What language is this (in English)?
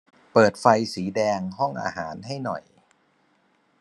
Thai